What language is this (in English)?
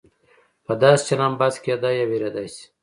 Pashto